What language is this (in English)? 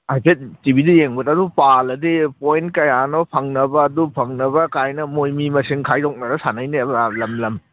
Manipuri